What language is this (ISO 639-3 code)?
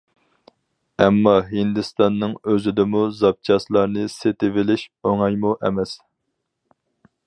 uig